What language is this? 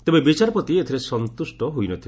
Odia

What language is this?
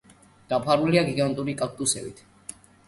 Georgian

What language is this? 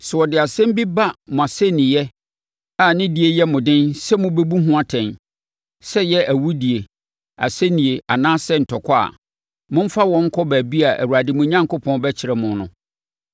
Akan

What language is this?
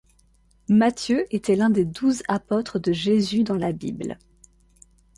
French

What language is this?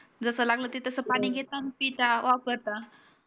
Marathi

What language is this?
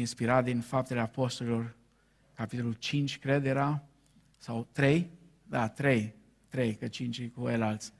Romanian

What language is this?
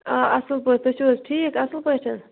Kashmiri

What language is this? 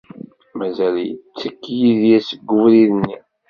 Kabyle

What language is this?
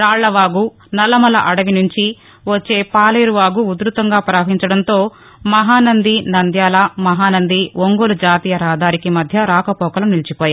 Telugu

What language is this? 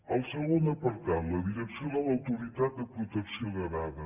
Catalan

